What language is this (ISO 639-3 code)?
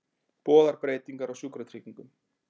isl